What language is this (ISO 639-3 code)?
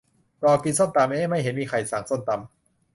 tha